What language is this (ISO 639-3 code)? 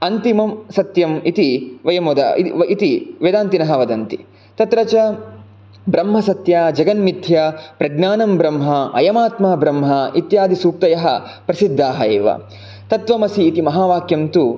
san